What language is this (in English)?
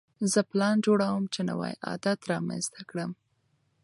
Pashto